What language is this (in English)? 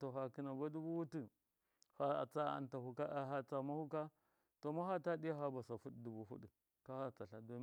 Miya